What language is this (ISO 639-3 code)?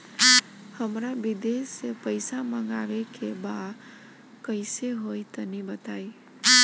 bho